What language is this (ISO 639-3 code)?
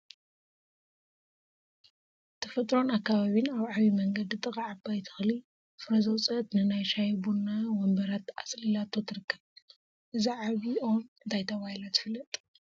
tir